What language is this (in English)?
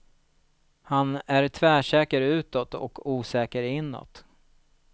Swedish